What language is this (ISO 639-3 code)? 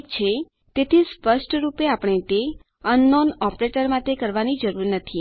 guj